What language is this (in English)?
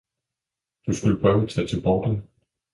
Danish